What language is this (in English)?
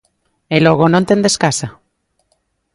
Galician